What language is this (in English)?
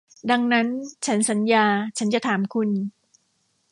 Thai